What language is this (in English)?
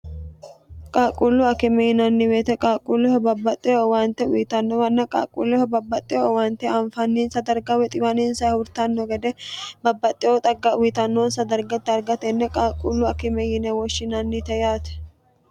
Sidamo